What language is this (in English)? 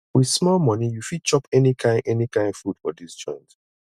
Nigerian Pidgin